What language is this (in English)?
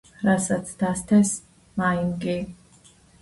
Georgian